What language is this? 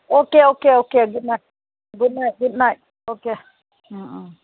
Manipuri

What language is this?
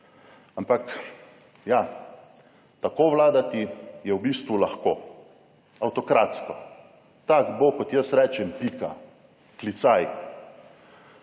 Slovenian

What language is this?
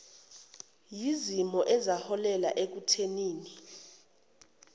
Zulu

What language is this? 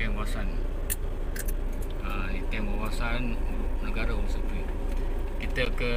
Malay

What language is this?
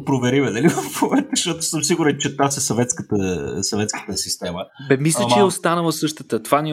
Bulgarian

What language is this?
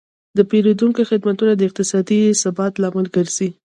Pashto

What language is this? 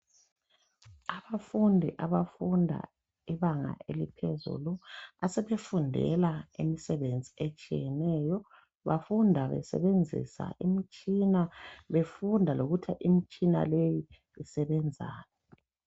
North Ndebele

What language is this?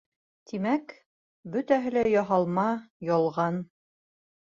Bashkir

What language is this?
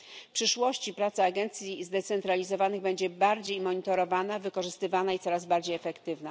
Polish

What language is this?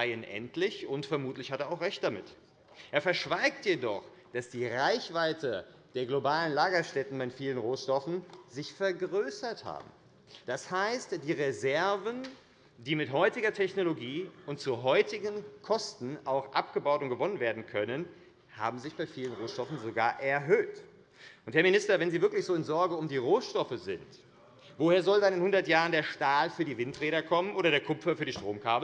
German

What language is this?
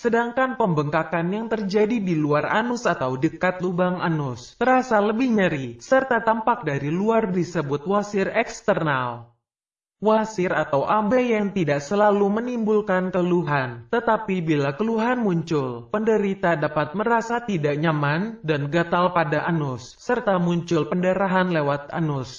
Indonesian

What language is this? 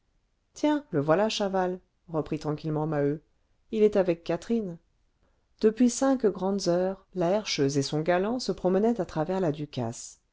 French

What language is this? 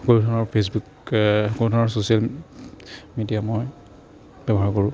Assamese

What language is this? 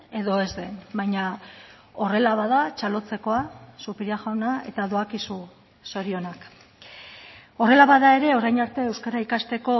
Basque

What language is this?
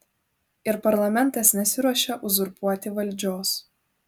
Lithuanian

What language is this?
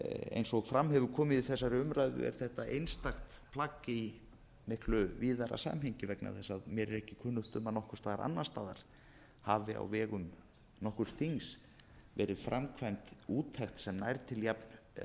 Icelandic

